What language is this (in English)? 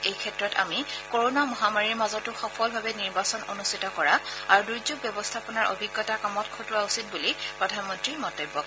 Assamese